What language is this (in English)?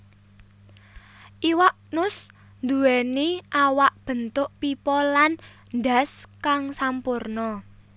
Javanese